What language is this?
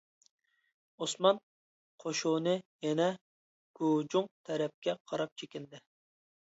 Uyghur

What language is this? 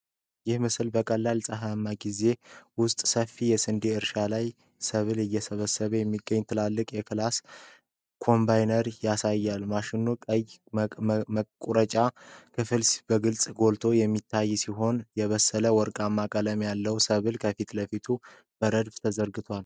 Amharic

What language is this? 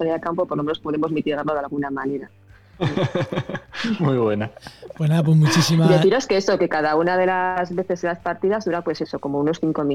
Spanish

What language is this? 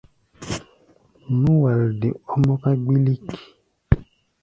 Gbaya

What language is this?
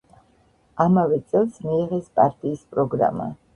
Georgian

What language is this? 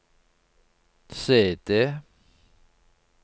Norwegian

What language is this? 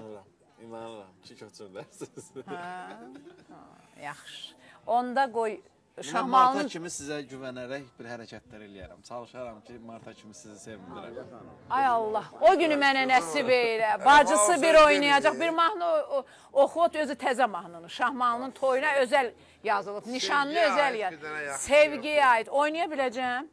Turkish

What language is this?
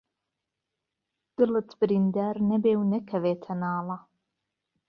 Central Kurdish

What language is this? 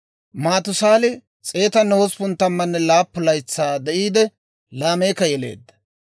Dawro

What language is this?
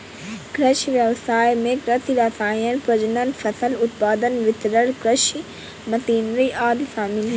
Hindi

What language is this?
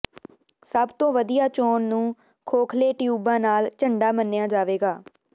Punjabi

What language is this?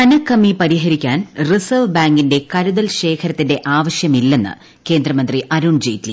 Malayalam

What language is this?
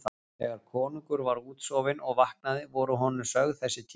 Icelandic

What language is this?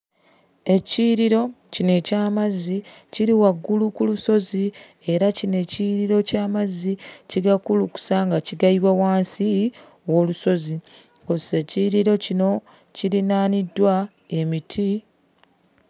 Ganda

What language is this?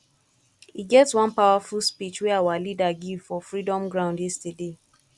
Nigerian Pidgin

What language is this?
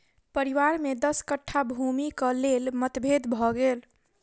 Maithili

